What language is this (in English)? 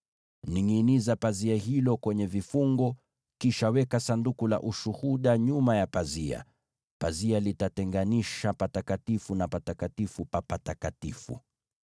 Swahili